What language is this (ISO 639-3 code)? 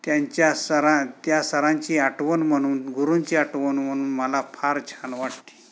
mar